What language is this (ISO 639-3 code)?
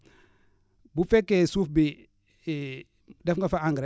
wol